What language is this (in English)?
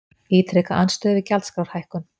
Icelandic